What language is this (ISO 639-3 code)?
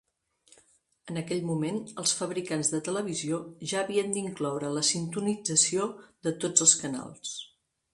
cat